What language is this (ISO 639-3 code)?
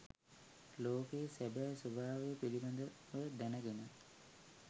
sin